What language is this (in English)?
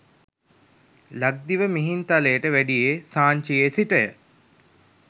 Sinhala